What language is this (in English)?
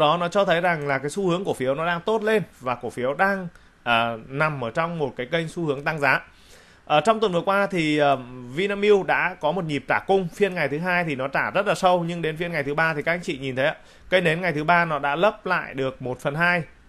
Vietnamese